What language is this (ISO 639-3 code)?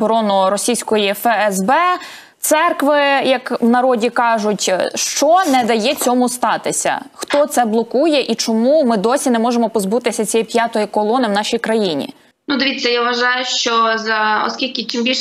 ukr